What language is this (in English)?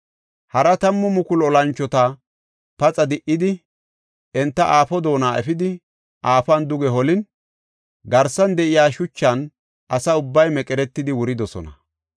Gofa